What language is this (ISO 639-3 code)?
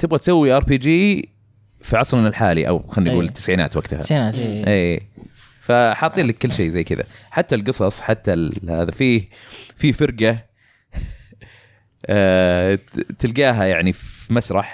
ara